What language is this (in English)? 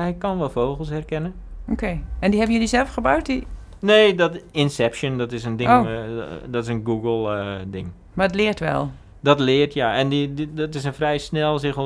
Dutch